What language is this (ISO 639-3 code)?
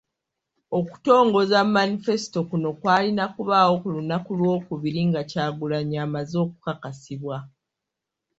lug